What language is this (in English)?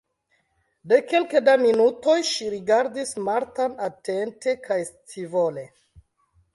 Esperanto